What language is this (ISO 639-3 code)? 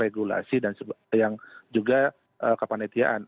ind